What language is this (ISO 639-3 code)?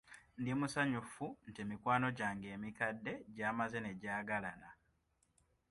lug